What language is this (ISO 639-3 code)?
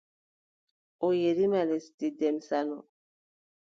fub